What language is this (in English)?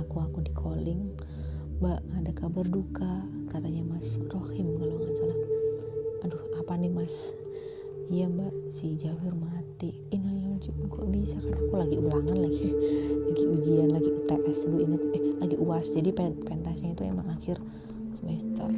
Indonesian